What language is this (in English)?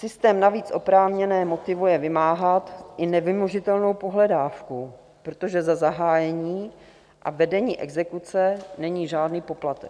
Czech